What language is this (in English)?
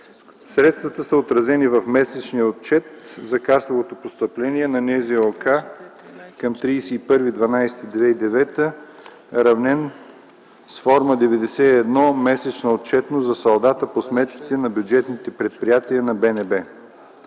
Bulgarian